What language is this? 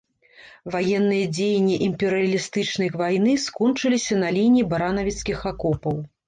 Belarusian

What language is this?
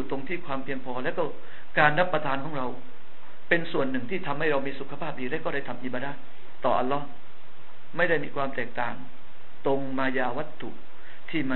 Thai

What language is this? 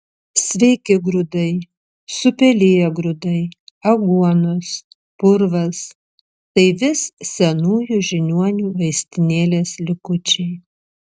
Lithuanian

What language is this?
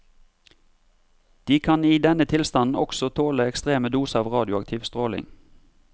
Norwegian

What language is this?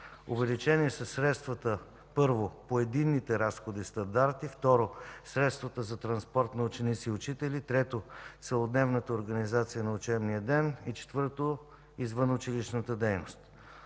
Bulgarian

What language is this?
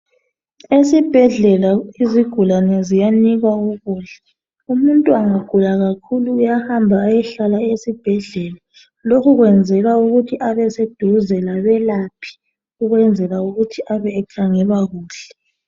North Ndebele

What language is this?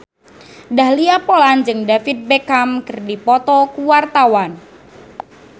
Sundanese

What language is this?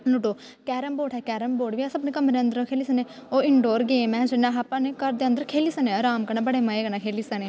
Dogri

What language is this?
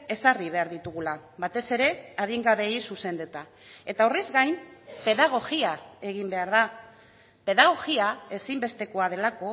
Basque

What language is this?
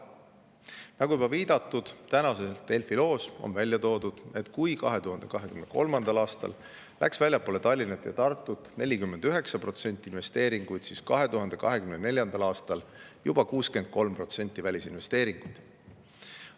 Estonian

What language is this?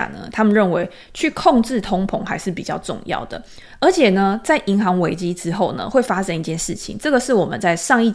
Chinese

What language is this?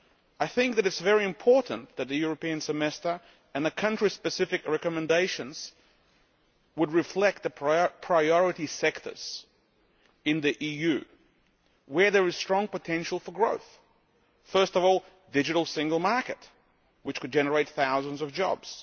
English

